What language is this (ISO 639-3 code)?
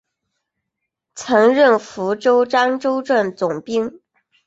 zho